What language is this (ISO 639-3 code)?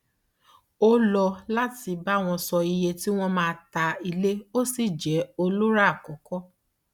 yor